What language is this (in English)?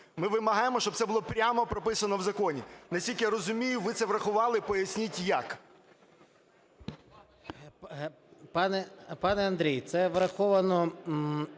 Ukrainian